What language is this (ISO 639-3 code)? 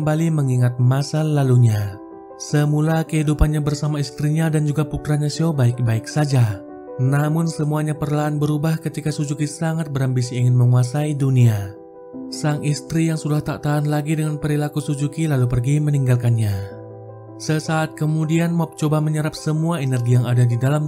ind